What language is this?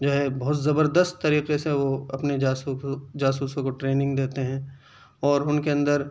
Urdu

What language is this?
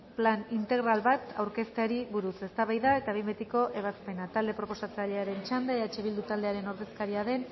Basque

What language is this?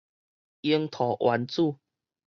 Min Nan Chinese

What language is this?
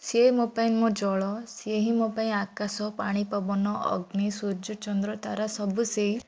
Odia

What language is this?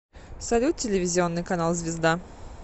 Russian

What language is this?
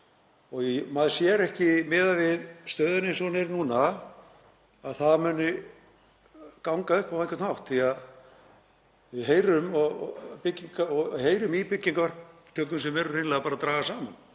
Icelandic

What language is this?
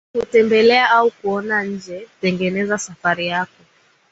Swahili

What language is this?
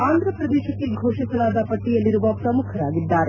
Kannada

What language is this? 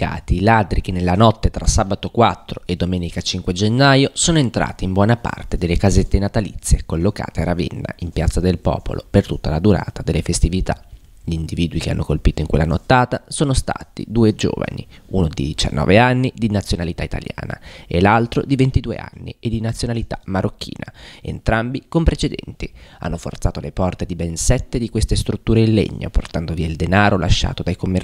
Italian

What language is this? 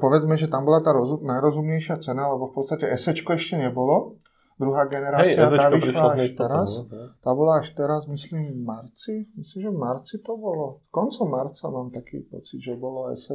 Slovak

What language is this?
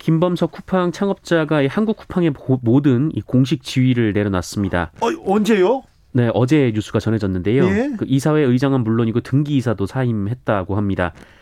Korean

